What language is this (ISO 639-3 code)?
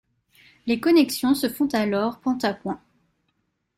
fra